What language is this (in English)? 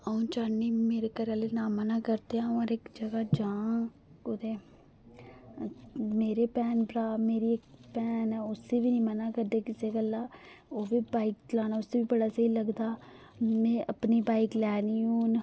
Dogri